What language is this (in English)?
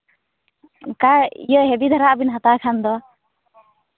Santali